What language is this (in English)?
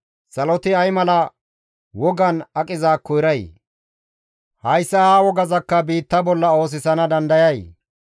Gamo